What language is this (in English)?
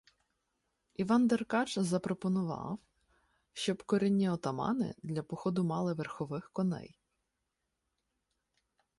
Ukrainian